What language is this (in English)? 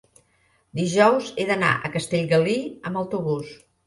Catalan